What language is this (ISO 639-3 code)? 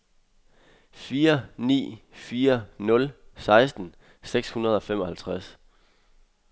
dan